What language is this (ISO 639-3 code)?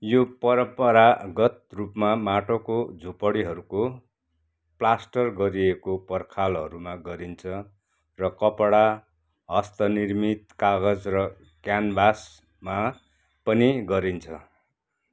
nep